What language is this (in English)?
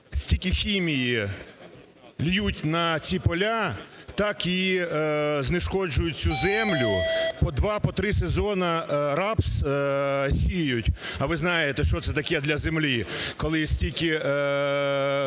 Ukrainian